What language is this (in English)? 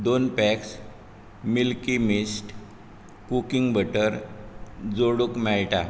Konkani